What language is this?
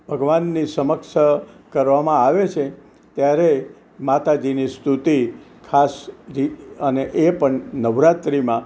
Gujarati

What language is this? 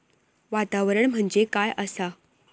Marathi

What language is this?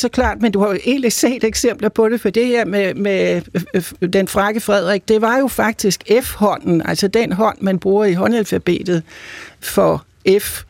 Danish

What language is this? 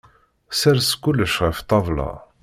Kabyle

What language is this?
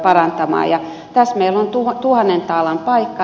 Finnish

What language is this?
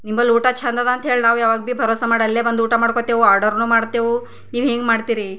Kannada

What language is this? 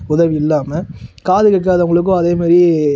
Tamil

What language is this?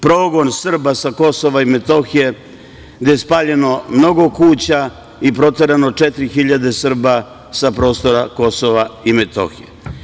Serbian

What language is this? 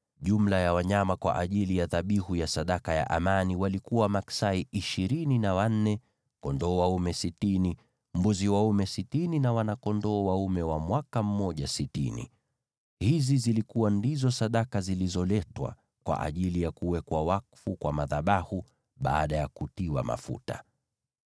Swahili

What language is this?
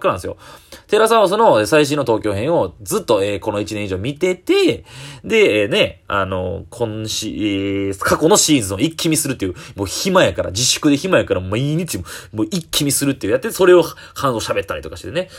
Japanese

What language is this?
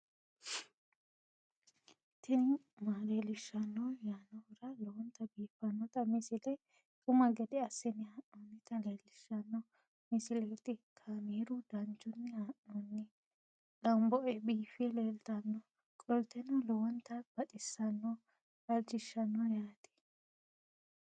Sidamo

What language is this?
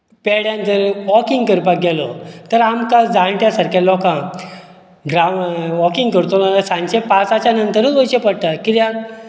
Konkani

